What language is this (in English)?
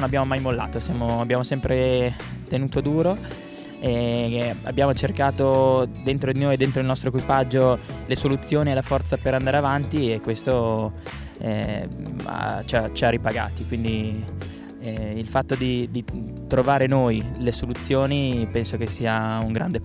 Italian